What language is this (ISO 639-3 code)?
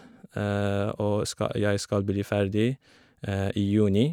nor